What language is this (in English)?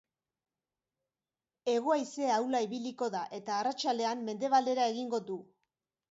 Basque